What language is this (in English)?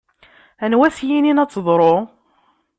Kabyle